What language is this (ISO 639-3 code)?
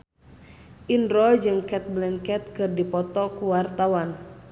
sun